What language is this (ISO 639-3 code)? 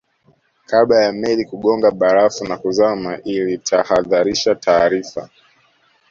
swa